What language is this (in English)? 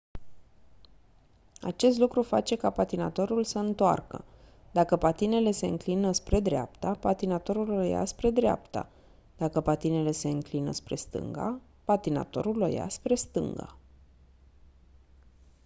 Romanian